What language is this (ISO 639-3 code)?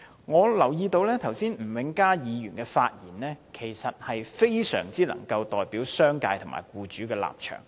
yue